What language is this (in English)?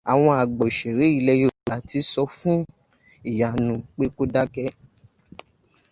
Yoruba